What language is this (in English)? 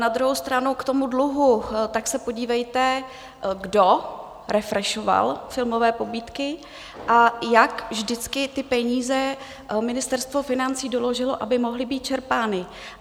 Czech